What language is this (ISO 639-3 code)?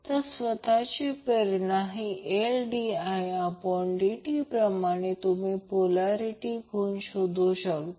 mar